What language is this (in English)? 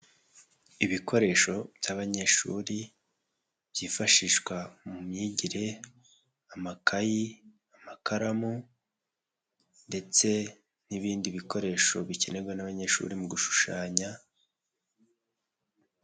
Kinyarwanda